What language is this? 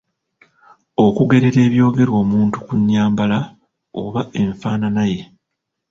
Ganda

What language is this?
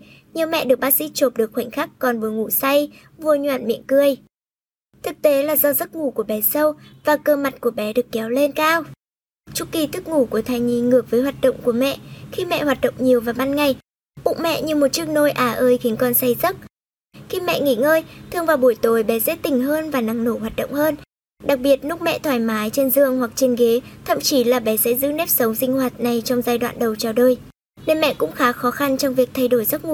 Vietnamese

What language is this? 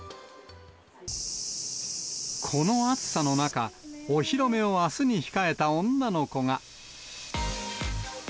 Japanese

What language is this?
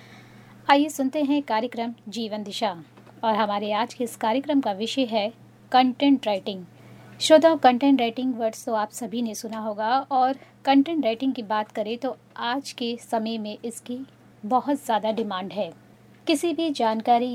Hindi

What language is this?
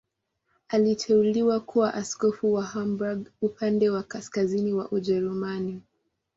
Swahili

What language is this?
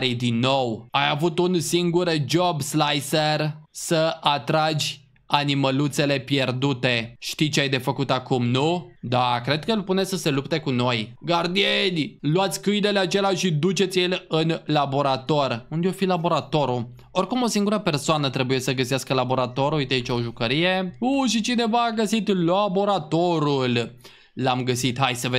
Romanian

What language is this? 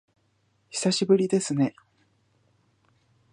Japanese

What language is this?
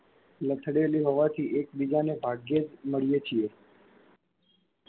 Gujarati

